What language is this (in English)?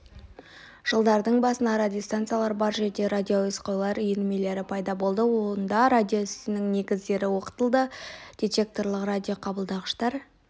Kazakh